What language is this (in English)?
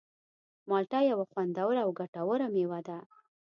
Pashto